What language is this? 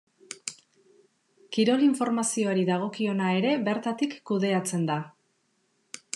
Basque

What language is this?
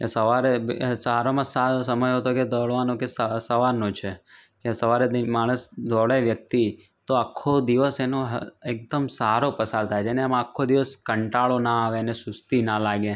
Gujarati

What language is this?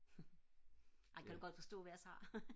Danish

